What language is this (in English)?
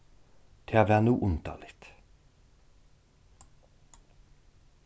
Faroese